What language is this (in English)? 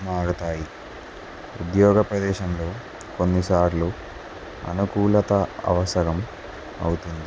Telugu